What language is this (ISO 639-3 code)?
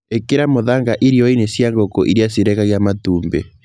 kik